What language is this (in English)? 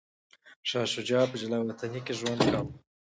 Pashto